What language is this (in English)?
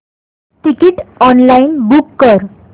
Marathi